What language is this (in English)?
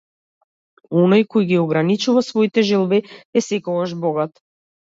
Macedonian